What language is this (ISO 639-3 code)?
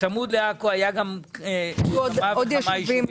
heb